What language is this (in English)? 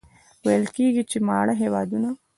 Pashto